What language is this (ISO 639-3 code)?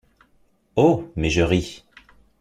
fra